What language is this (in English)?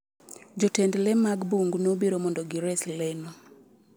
Luo (Kenya and Tanzania)